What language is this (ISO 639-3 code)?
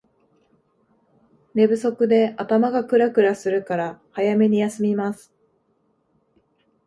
jpn